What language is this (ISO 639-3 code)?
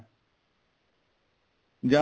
pan